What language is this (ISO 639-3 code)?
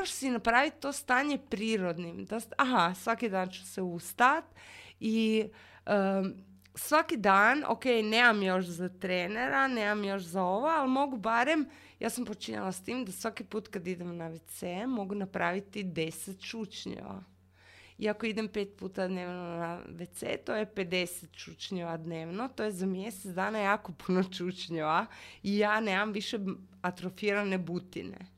hrv